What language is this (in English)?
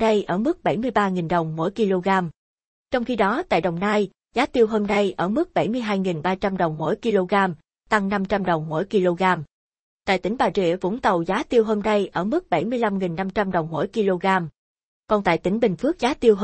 Vietnamese